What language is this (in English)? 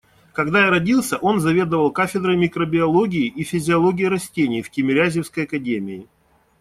Russian